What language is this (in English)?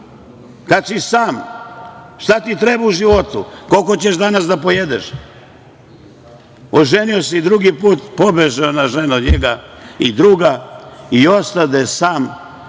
Serbian